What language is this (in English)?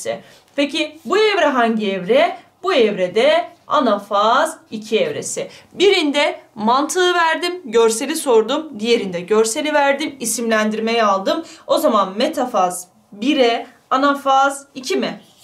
Turkish